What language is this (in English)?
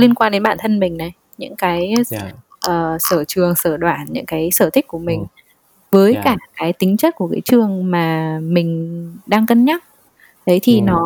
Vietnamese